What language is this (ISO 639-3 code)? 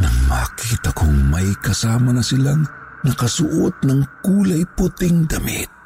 fil